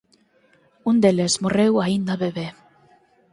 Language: Galician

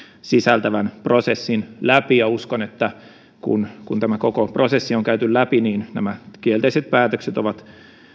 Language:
Finnish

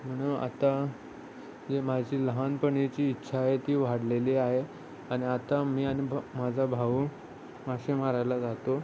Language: Marathi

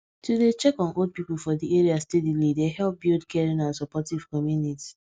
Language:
Nigerian Pidgin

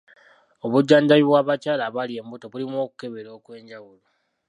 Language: Ganda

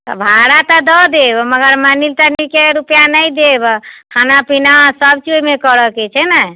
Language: Maithili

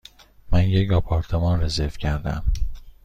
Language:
Persian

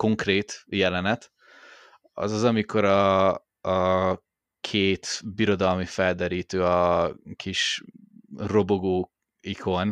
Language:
Hungarian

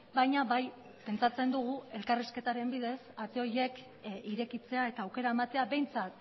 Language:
Basque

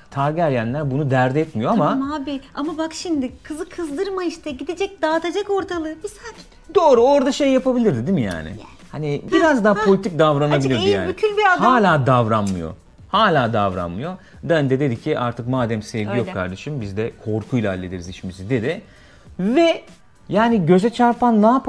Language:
Turkish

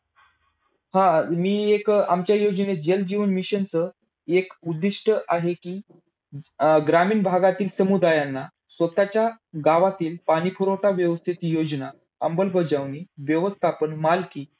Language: Marathi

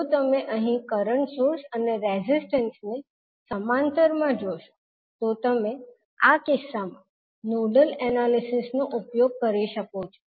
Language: Gujarati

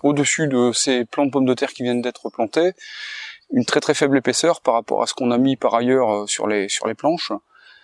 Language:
French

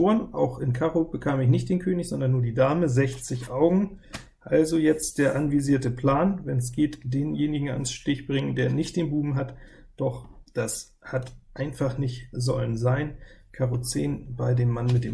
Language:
German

